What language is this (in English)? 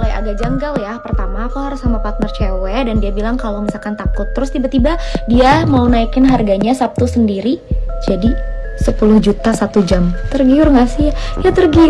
Indonesian